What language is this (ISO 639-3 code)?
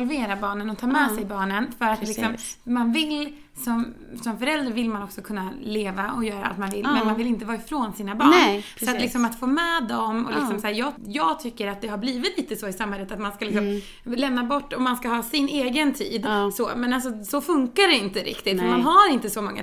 swe